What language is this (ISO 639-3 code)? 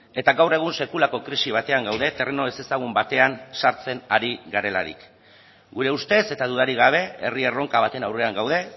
eus